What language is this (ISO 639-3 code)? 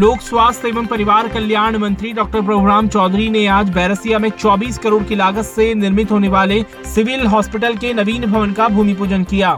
hin